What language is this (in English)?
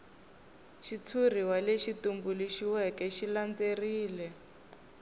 Tsonga